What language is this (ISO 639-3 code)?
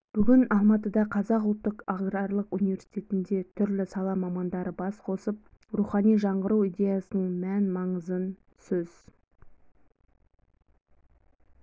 kaz